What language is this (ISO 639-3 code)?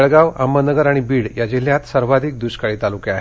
mar